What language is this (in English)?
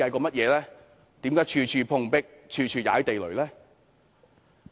Cantonese